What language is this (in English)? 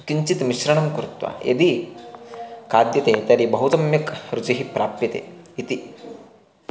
Sanskrit